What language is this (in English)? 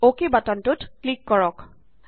Assamese